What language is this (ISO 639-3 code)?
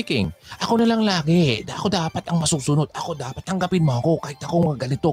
fil